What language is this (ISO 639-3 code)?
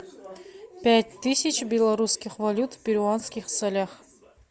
rus